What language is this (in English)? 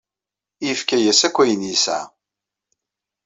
Kabyle